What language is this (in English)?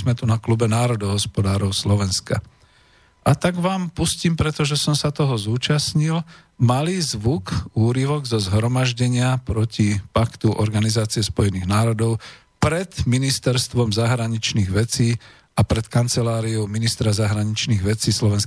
Slovak